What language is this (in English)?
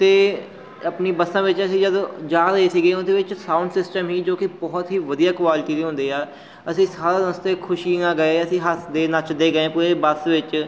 Punjabi